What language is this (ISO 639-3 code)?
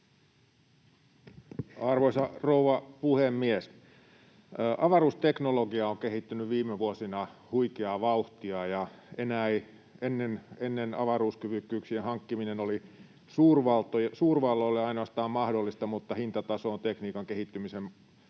fin